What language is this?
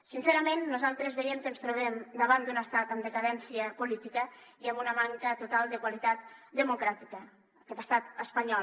Catalan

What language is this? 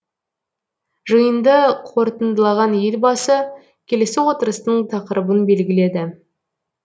Kazakh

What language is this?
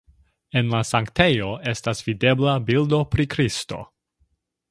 Esperanto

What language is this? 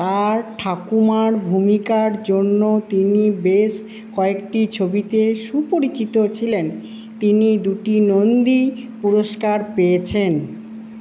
Bangla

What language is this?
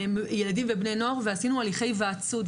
Hebrew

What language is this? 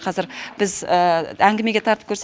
Kazakh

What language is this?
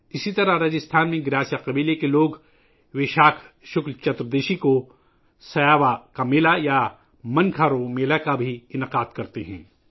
Urdu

